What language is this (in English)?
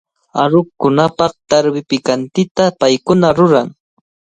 Cajatambo North Lima Quechua